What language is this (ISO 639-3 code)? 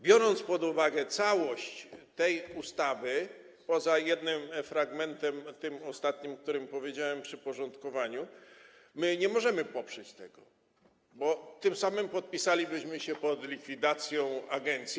pol